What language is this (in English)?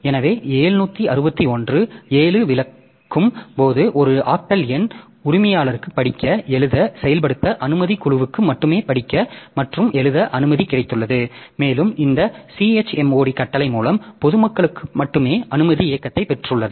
Tamil